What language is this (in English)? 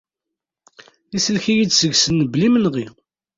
Kabyle